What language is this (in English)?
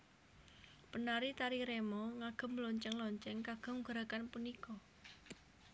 Javanese